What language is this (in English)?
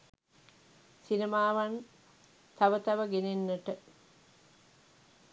Sinhala